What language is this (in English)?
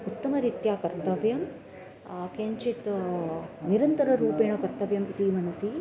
Sanskrit